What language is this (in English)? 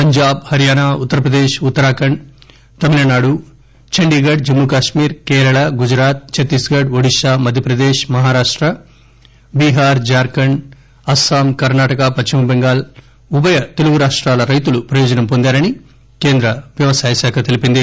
Telugu